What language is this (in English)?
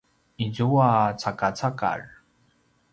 Paiwan